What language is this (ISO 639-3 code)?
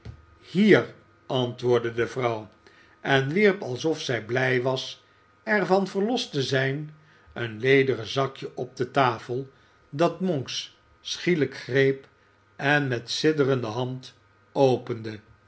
nld